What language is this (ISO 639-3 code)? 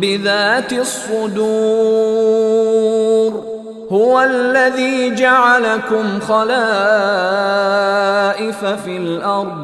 ara